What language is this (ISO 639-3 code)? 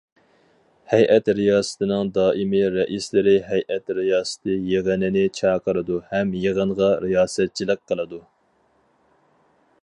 uig